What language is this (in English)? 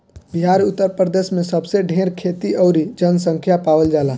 Bhojpuri